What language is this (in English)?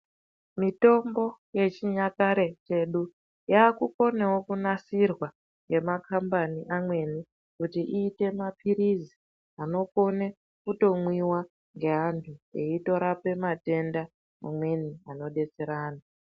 Ndau